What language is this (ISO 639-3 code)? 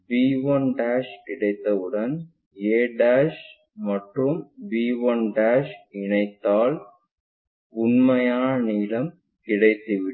tam